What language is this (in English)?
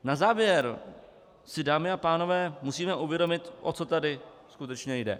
Czech